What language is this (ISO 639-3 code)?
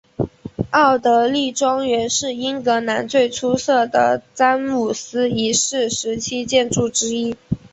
zho